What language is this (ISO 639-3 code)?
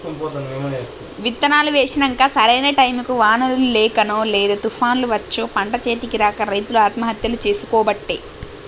tel